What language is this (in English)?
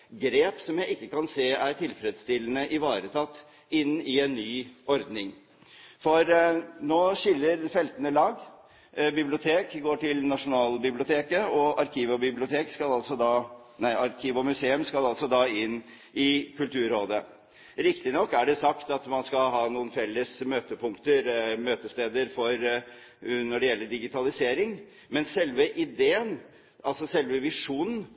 Norwegian Bokmål